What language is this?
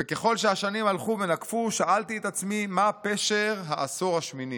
Hebrew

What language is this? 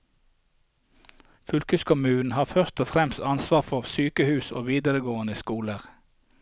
Norwegian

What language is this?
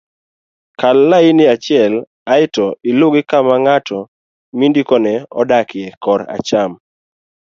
Luo (Kenya and Tanzania)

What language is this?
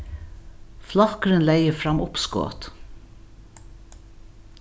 Faroese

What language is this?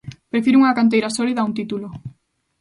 Galician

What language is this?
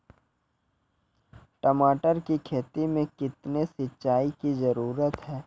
Maithili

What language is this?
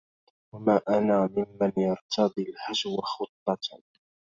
Arabic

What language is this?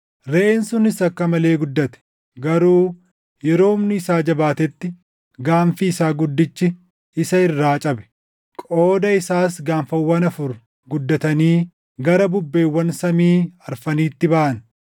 Oromo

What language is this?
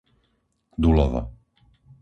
Slovak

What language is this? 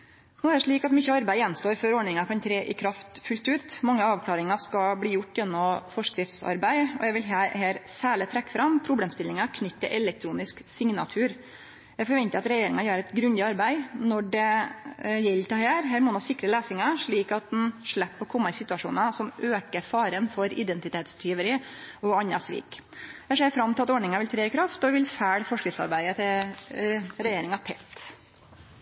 Norwegian Nynorsk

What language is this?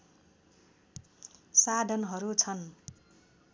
Nepali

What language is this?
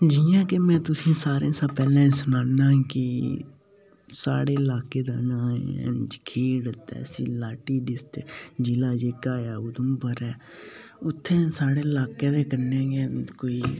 Dogri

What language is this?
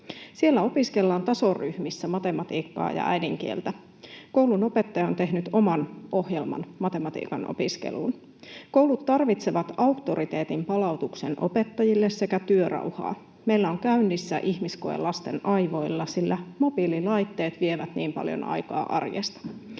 Finnish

